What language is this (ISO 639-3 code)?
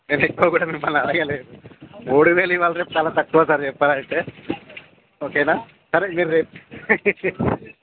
tel